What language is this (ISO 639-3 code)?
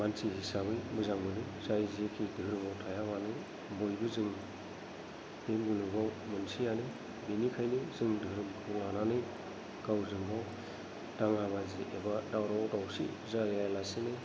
brx